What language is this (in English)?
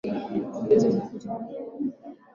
Swahili